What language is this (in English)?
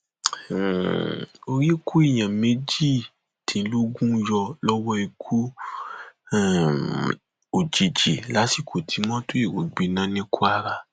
Yoruba